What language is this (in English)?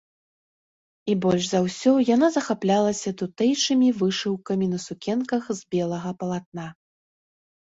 Belarusian